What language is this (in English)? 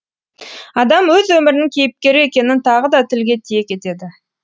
Kazakh